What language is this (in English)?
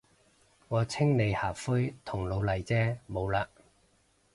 Cantonese